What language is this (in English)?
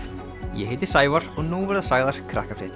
Icelandic